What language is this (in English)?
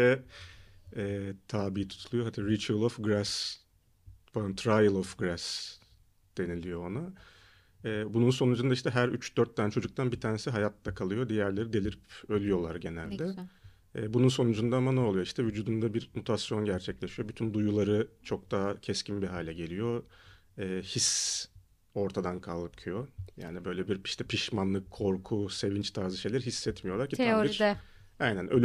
Turkish